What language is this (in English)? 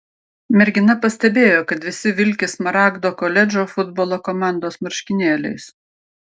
Lithuanian